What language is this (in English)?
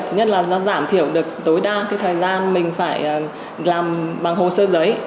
Vietnamese